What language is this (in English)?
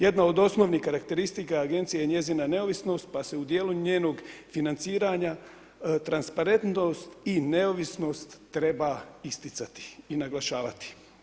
Croatian